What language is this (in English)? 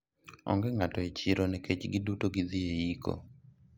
Luo (Kenya and Tanzania)